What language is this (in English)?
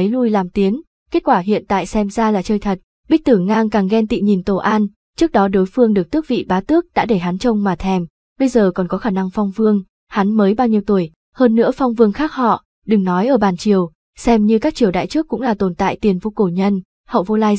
Vietnamese